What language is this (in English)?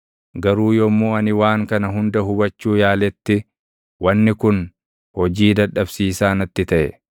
Oromo